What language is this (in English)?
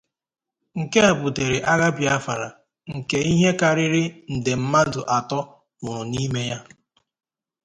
Igbo